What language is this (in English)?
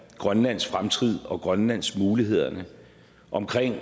Danish